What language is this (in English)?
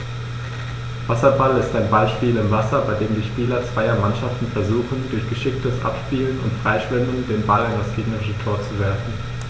German